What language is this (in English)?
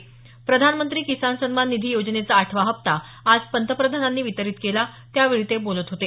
Marathi